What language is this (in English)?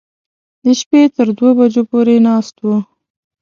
Pashto